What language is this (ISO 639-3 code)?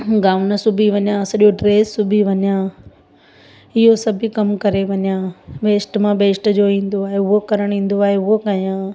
snd